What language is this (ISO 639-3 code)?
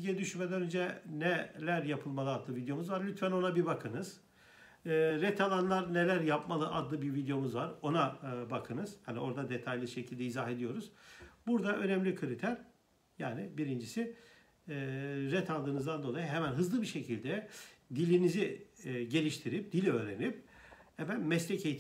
tur